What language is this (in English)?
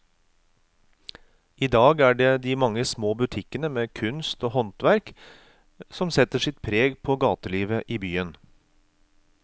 Norwegian